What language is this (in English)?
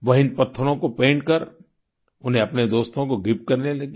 Hindi